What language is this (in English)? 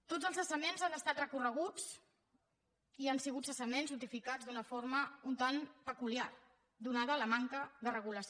Catalan